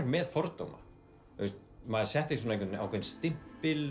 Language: Icelandic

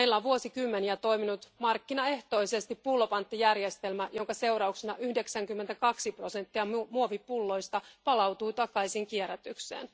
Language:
Finnish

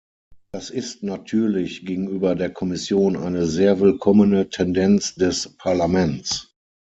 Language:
German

